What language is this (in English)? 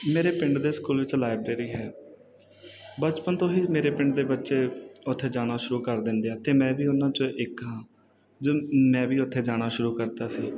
Punjabi